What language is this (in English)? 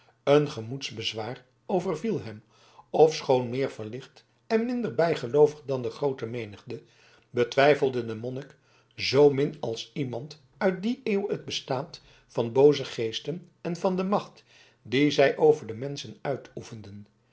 Dutch